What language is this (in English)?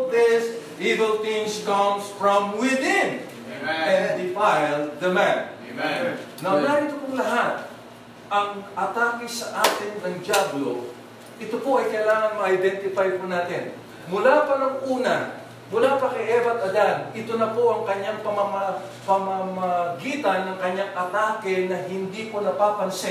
Filipino